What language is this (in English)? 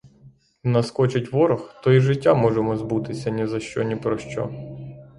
Ukrainian